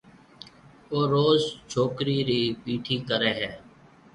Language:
Marwari (Pakistan)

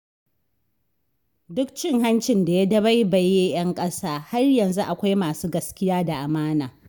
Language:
Hausa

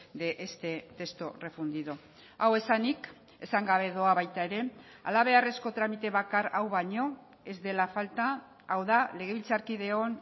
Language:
Basque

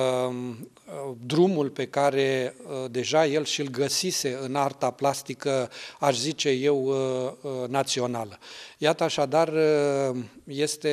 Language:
Romanian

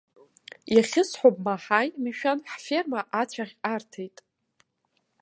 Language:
Abkhazian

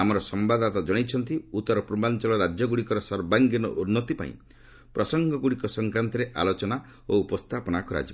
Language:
Odia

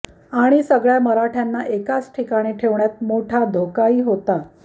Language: Marathi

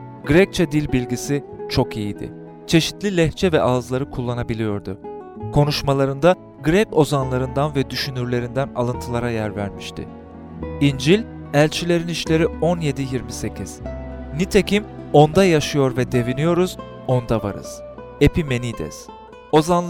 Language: Turkish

